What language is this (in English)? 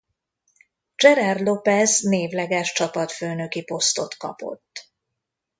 Hungarian